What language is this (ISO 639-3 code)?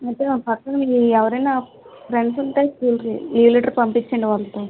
tel